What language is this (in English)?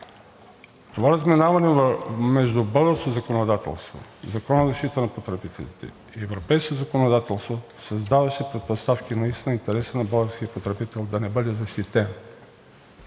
Bulgarian